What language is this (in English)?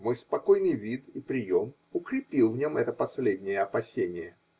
Russian